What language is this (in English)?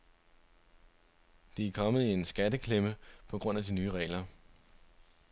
Danish